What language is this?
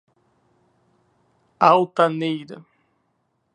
Portuguese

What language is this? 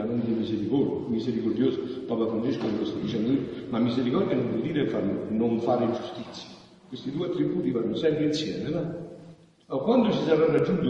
Italian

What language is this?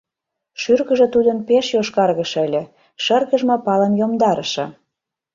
Mari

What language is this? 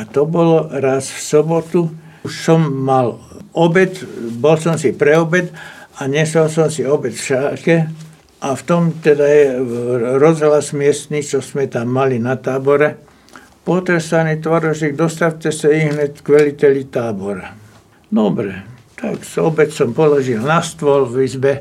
Slovak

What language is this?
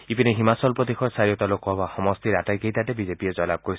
Assamese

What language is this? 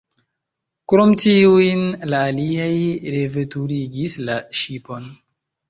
Esperanto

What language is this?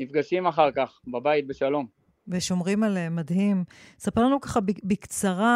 Hebrew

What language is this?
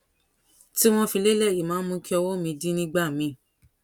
Yoruba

